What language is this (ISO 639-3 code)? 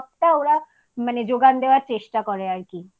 ben